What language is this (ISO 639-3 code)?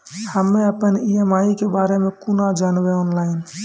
mai